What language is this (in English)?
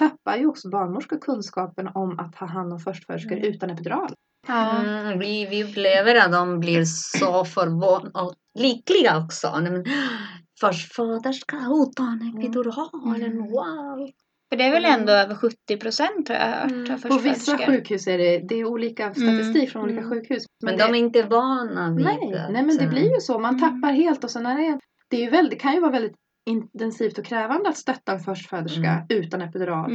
Swedish